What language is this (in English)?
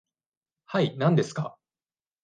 Japanese